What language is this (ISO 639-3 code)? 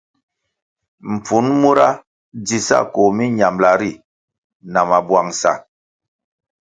nmg